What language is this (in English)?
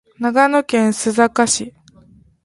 Japanese